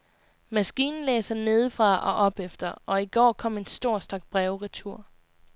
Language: Danish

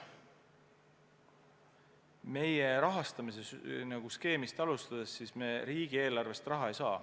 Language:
Estonian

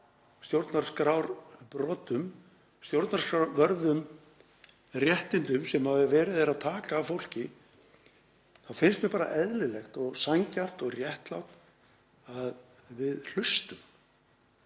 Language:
Icelandic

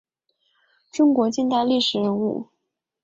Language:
Chinese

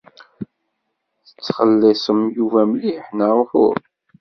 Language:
Kabyle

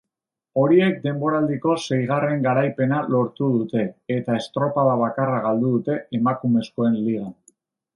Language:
Basque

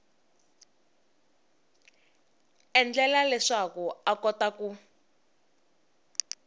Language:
Tsonga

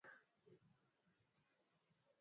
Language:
Swahili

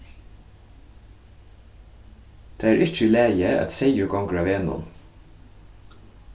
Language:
Faroese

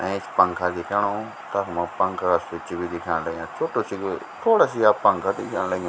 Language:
Garhwali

